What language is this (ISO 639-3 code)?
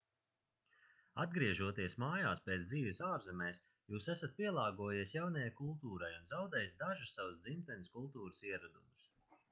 lav